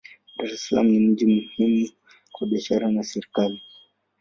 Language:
Swahili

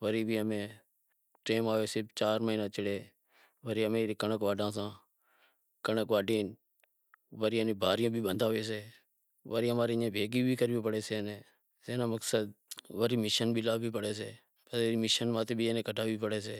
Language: Wadiyara Koli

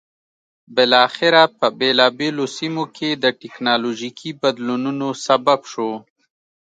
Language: Pashto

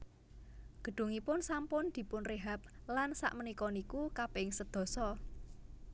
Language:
Javanese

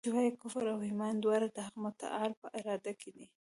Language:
Pashto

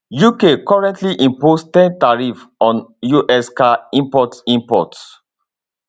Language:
Nigerian Pidgin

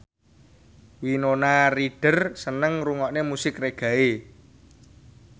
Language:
Javanese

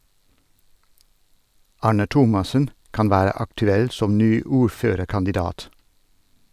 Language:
Norwegian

